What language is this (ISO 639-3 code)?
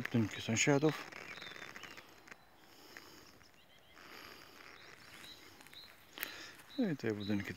pol